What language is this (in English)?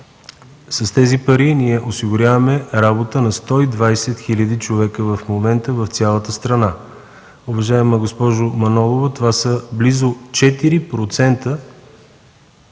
Bulgarian